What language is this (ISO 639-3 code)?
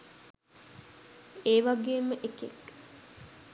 sin